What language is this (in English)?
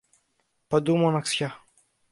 Greek